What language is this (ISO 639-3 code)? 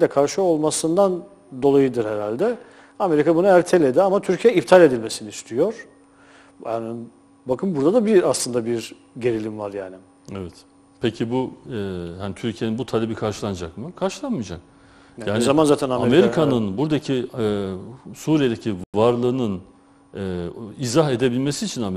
tur